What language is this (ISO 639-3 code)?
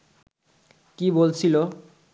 ben